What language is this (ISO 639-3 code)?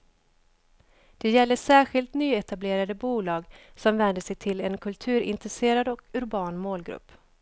swe